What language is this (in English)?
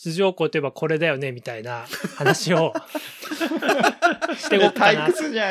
Japanese